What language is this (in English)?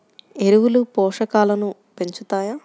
Telugu